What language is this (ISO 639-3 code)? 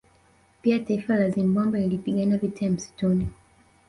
swa